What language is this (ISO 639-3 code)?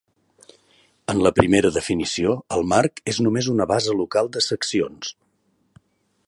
cat